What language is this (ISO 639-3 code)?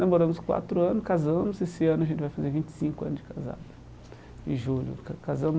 por